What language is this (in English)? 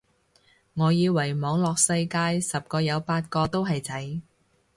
Cantonese